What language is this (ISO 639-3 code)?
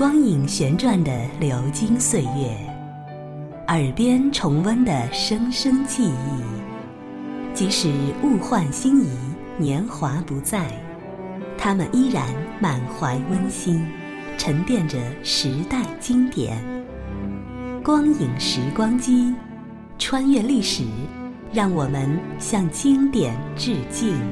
zho